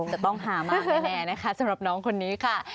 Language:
Thai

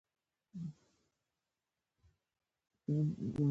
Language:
Pashto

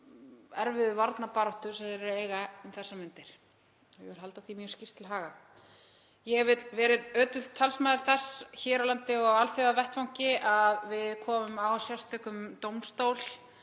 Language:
Icelandic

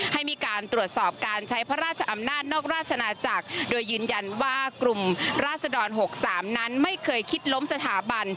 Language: Thai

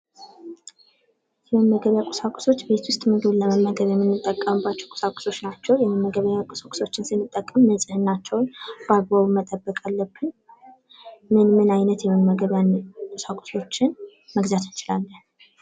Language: Amharic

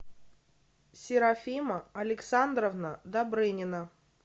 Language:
Russian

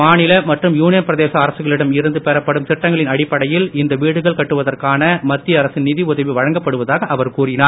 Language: Tamil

